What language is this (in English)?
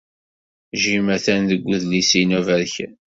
Kabyle